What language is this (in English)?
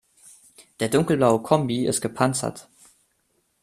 German